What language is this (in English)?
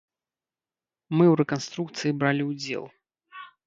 Belarusian